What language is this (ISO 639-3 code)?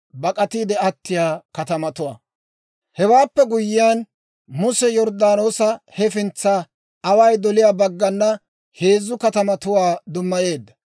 dwr